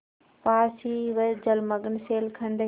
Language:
Hindi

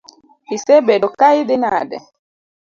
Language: Luo (Kenya and Tanzania)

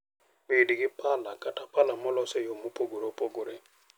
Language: Luo (Kenya and Tanzania)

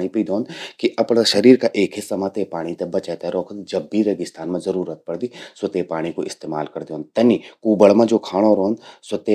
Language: Garhwali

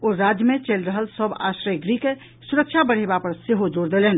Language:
Maithili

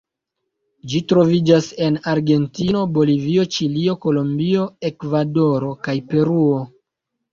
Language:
Esperanto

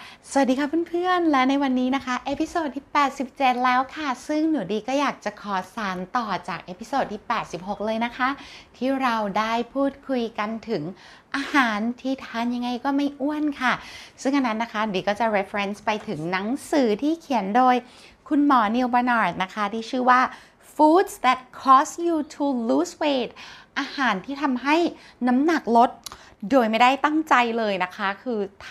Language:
Thai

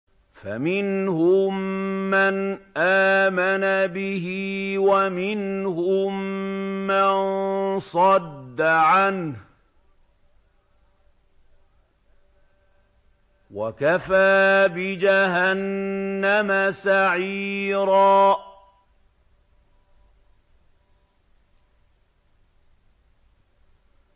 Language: Arabic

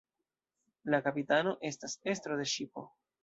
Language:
Esperanto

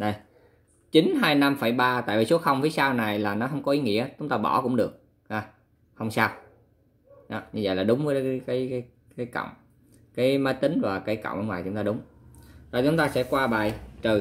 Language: Vietnamese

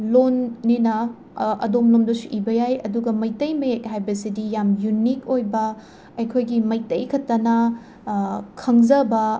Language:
Manipuri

